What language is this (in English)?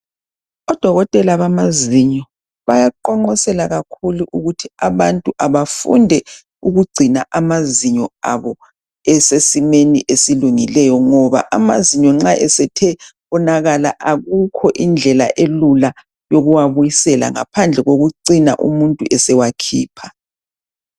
North Ndebele